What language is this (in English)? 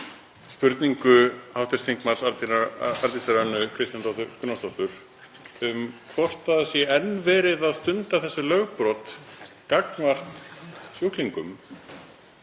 Icelandic